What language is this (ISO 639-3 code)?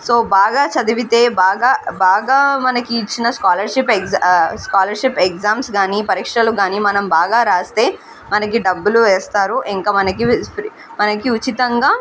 tel